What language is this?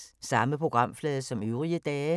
Danish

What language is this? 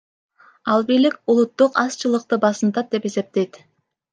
Kyrgyz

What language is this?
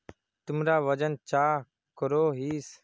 Magahi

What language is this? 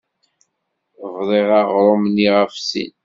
Kabyle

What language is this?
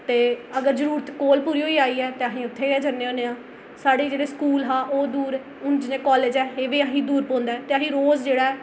Dogri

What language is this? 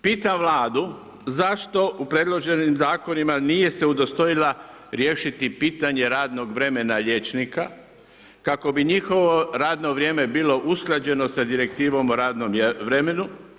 Croatian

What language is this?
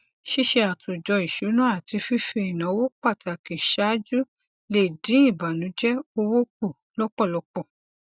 Yoruba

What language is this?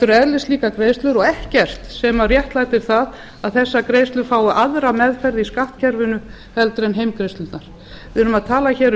Icelandic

